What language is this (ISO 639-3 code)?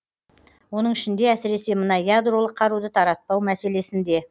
kaz